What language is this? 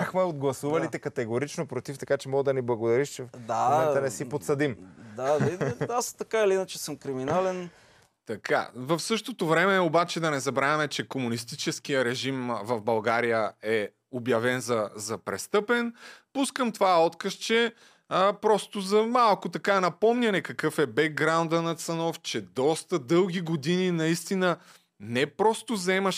Bulgarian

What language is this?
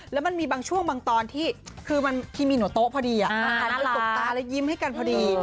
Thai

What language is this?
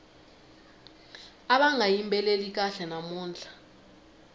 Tsonga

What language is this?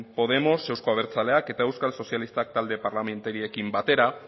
Basque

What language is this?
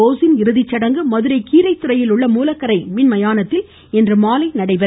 Tamil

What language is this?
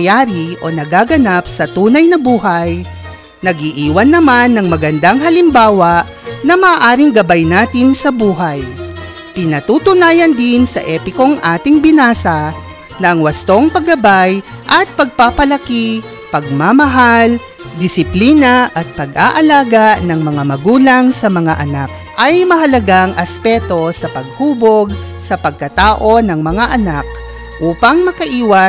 Filipino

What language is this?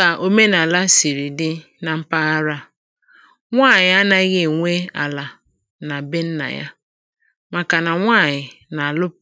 Igbo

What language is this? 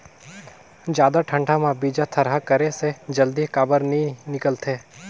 Chhattisgarhi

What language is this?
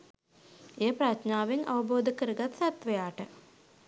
Sinhala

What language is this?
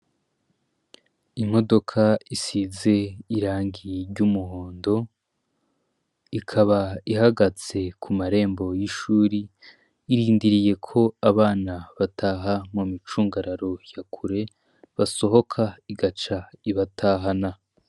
Rundi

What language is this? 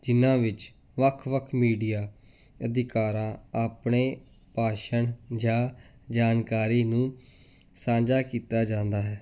Punjabi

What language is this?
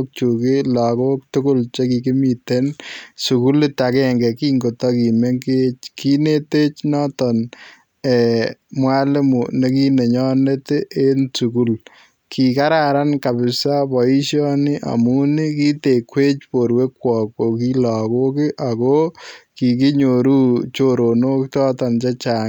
Kalenjin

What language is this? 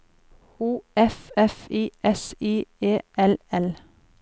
Norwegian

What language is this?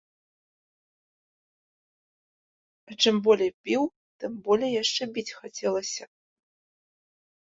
Belarusian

